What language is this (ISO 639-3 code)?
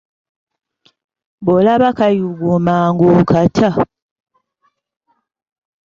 lug